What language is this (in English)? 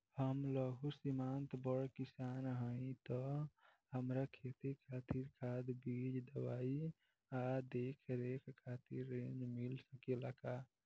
Bhojpuri